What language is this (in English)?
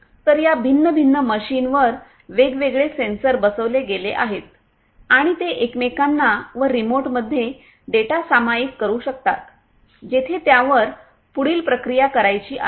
Marathi